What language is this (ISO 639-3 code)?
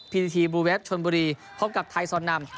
tha